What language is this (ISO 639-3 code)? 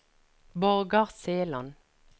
nor